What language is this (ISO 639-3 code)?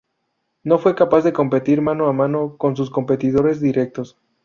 spa